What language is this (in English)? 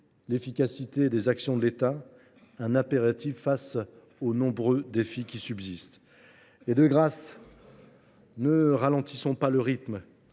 French